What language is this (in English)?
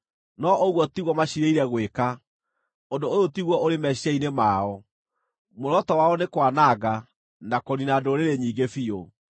Kikuyu